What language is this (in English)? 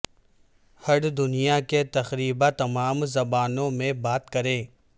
Urdu